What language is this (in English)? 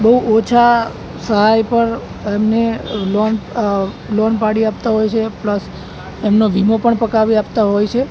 Gujarati